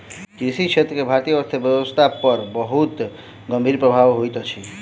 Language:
Maithili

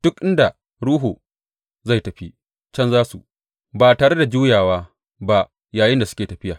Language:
Hausa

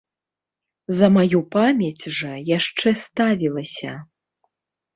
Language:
Belarusian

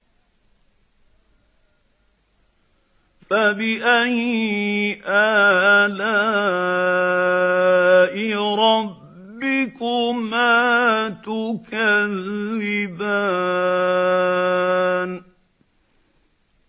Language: Arabic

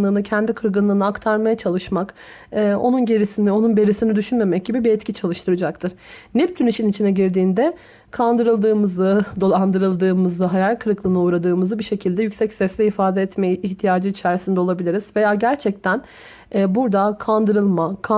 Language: Turkish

